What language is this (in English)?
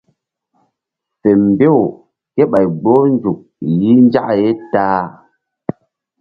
Mbum